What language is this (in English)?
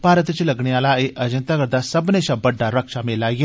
Dogri